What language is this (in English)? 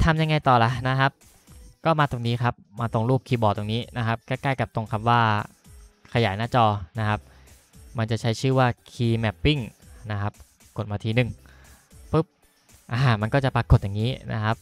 Thai